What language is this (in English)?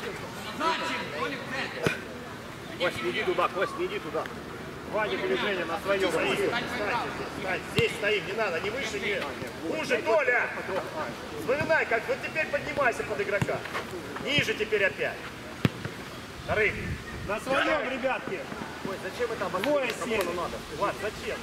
Russian